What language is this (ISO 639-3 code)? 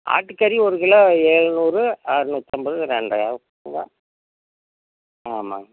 tam